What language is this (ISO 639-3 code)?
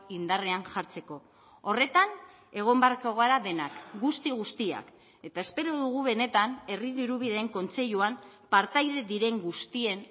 eus